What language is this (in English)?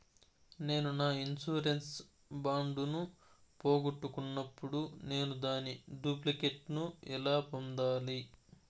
Telugu